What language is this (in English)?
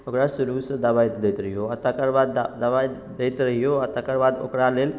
Maithili